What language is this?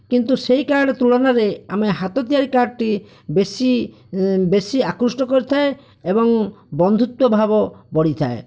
Odia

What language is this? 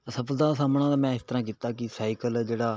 Punjabi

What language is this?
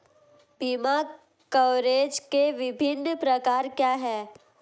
Hindi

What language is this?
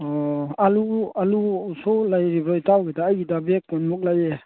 Manipuri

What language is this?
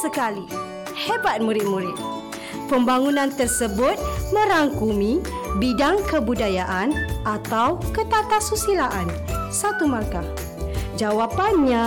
Malay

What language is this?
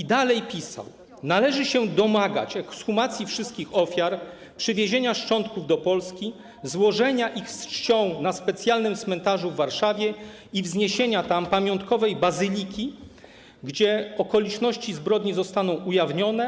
Polish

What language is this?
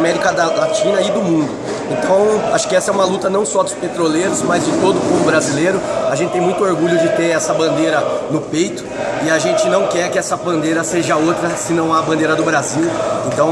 Portuguese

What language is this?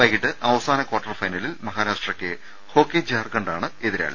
Malayalam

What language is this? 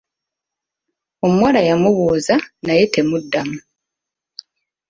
Ganda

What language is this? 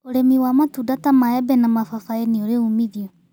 Kikuyu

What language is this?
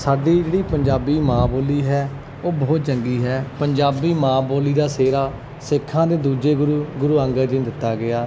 Punjabi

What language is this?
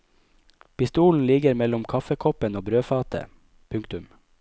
Norwegian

